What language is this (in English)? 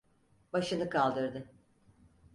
Turkish